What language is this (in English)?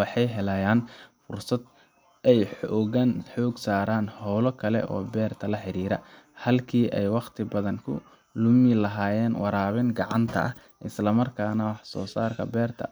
Somali